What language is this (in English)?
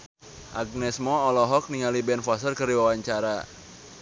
Sundanese